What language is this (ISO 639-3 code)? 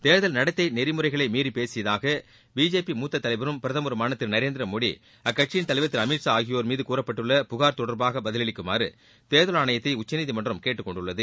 tam